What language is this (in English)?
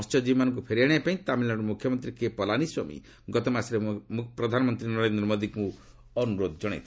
Odia